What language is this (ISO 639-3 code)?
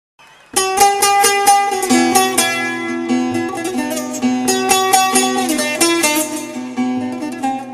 tur